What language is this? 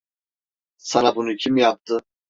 Turkish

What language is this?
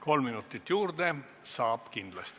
Estonian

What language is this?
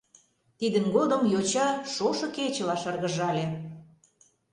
Mari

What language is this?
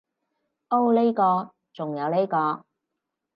Cantonese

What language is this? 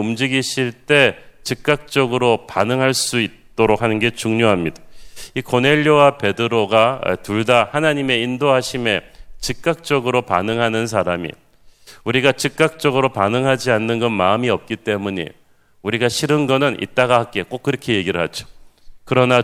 Korean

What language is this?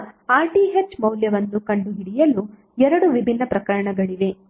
Kannada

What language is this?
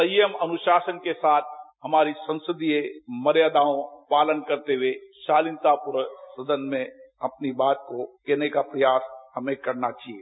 Hindi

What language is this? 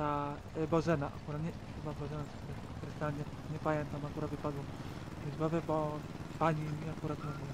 Polish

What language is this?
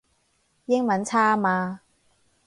Cantonese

